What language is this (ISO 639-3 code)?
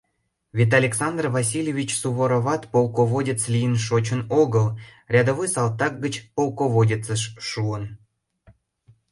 chm